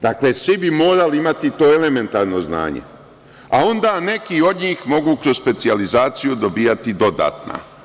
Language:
Serbian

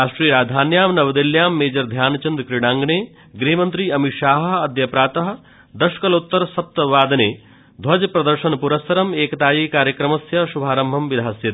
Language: Sanskrit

